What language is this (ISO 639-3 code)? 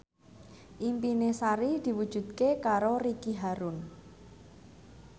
jav